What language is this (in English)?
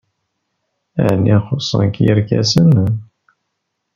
Kabyle